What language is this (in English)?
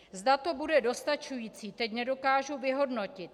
Czech